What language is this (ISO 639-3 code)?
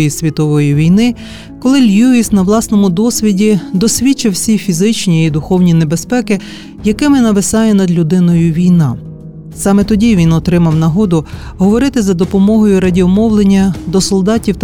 ukr